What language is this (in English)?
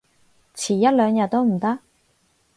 Cantonese